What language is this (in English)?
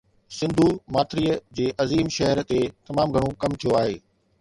Sindhi